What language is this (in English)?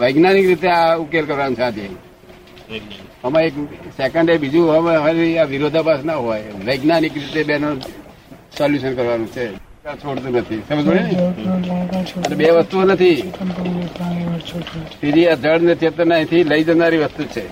Gujarati